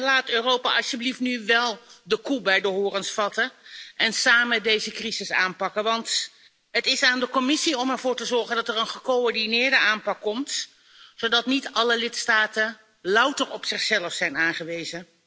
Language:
Dutch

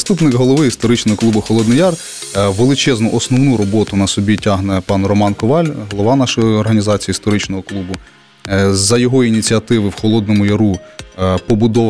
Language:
Ukrainian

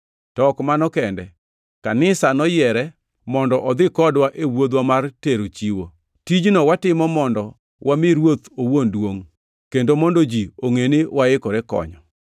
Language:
Luo (Kenya and Tanzania)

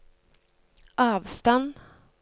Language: Norwegian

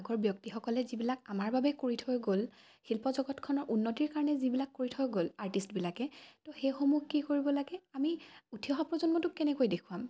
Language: Assamese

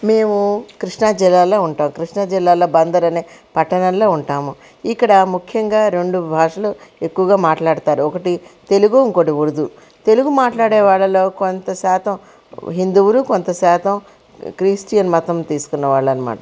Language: Telugu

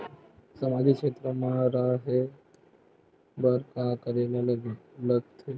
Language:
Chhattisgarhi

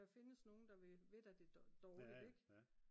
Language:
Danish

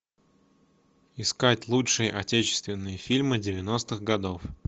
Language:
Russian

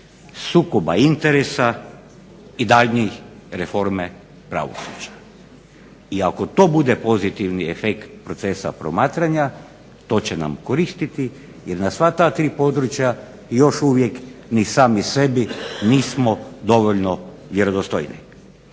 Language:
Croatian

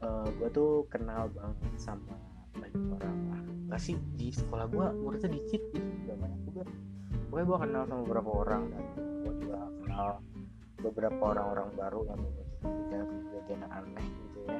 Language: Indonesian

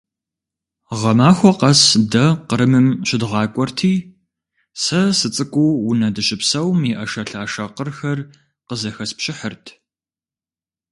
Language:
Kabardian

